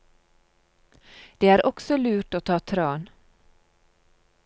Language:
Norwegian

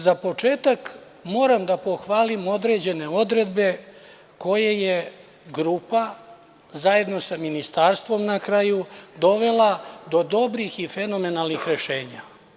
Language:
Serbian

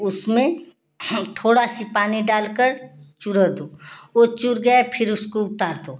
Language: Hindi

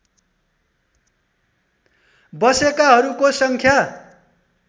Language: Nepali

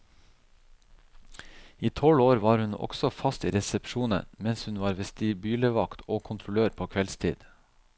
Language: Norwegian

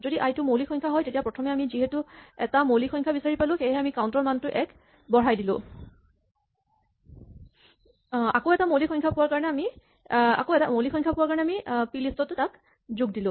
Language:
Assamese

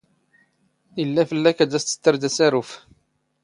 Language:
Standard Moroccan Tamazight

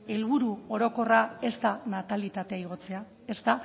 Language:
Basque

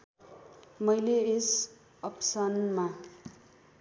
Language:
Nepali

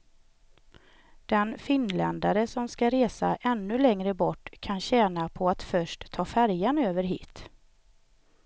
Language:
Swedish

